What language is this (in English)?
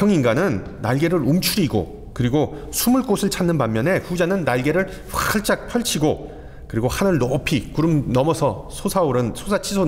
Korean